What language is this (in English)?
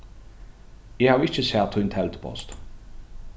Faroese